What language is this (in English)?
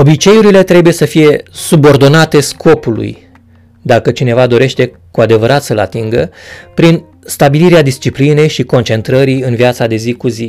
Romanian